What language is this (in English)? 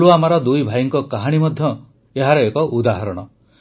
Odia